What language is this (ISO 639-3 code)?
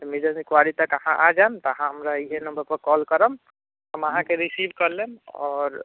mai